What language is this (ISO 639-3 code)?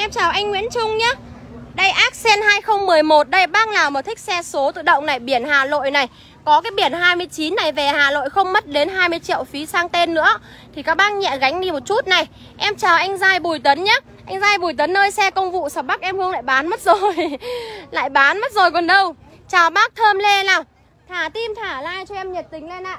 vie